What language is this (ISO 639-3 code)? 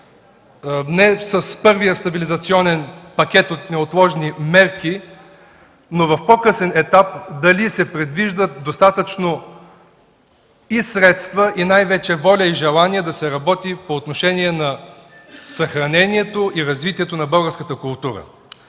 bul